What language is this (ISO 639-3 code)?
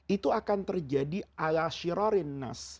ind